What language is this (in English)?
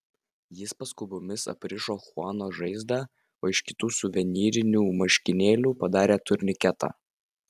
Lithuanian